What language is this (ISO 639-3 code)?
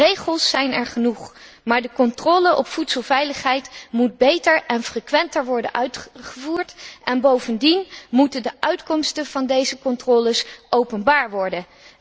nld